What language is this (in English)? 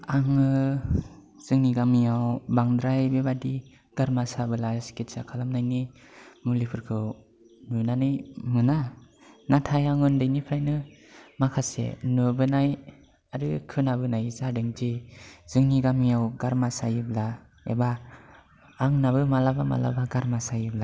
Bodo